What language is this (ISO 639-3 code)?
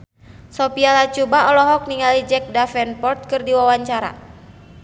sun